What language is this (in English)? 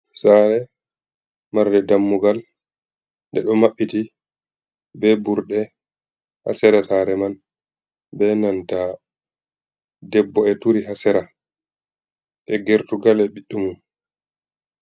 Fula